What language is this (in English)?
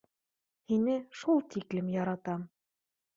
Bashkir